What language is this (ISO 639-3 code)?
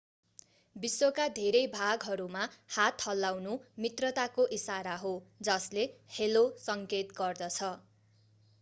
nep